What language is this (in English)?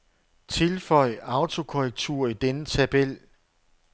Danish